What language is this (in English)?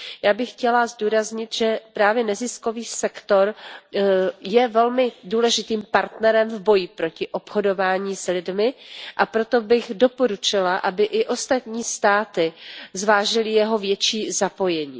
Czech